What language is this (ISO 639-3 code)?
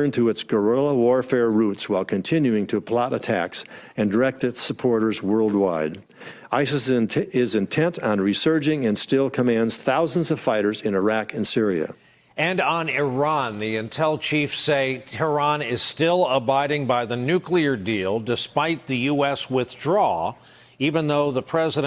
eng